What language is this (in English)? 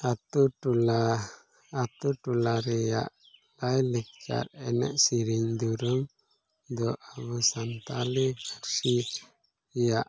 Santali